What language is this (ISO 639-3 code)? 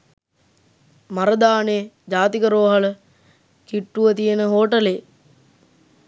sin